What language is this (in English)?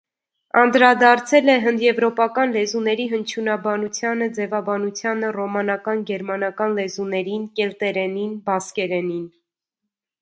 Armenian